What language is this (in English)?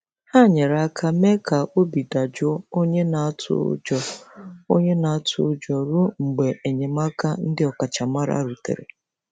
Igbo